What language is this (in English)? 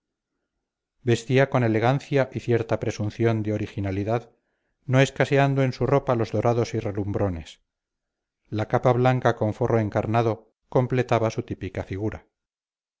Spanish